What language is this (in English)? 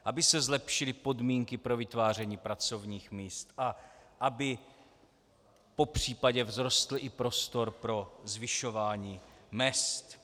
Czech